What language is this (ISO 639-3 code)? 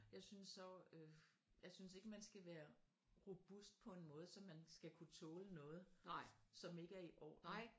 dan